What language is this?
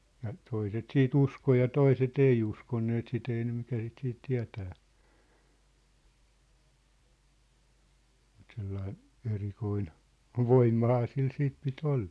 Finnish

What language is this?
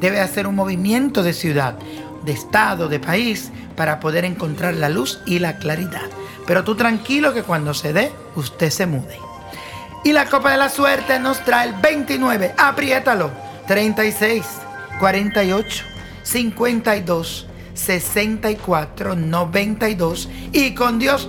Spanish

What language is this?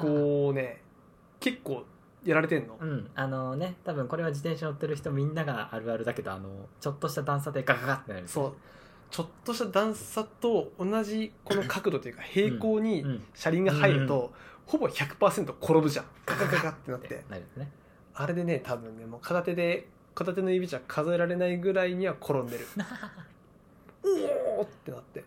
Japanese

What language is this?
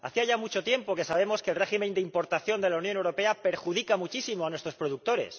Spanish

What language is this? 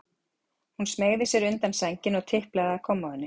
Icelandic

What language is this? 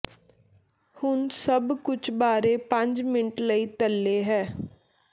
Punjabi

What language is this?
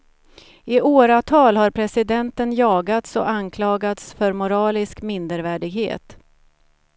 Swedish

